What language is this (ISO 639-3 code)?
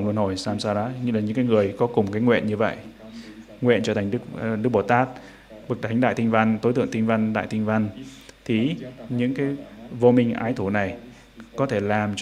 vie